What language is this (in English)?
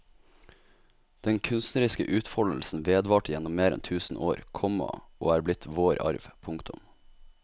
Norwegian